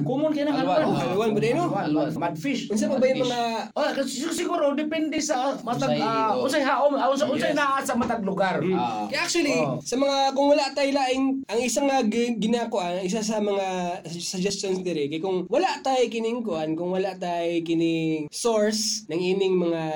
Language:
Filipino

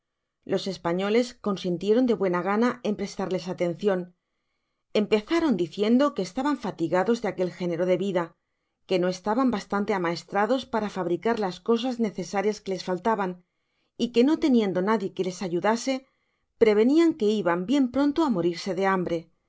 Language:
Spanish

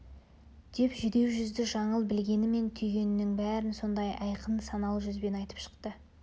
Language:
Kazakh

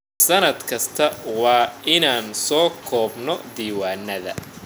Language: Somali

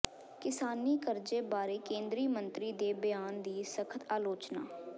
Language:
Punjabi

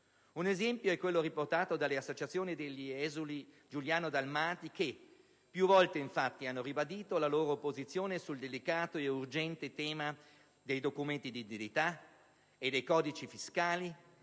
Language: Italian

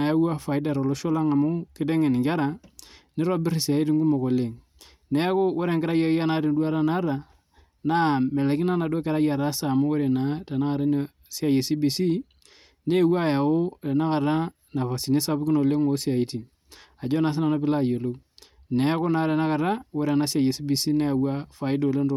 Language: Masai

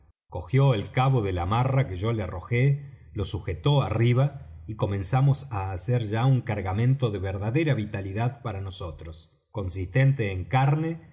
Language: Spanish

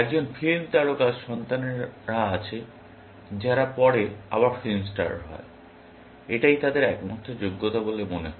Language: Bangla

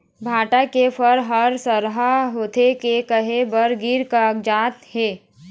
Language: Chhattisgarhi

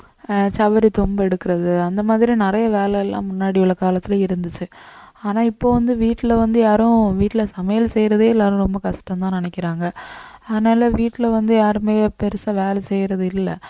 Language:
Tamil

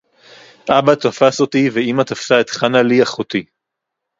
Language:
Hebrew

